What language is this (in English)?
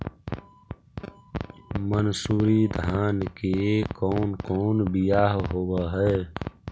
Magahi